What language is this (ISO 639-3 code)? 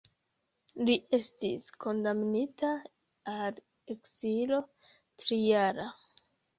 epo